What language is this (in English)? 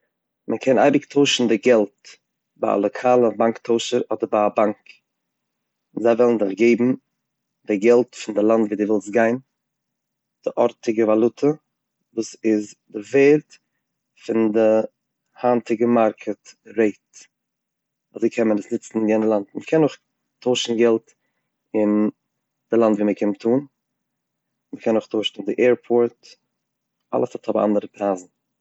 Yiddish